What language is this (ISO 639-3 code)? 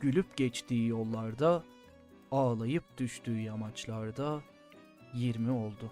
tur